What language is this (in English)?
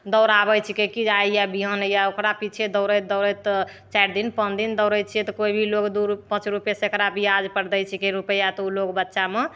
Maithili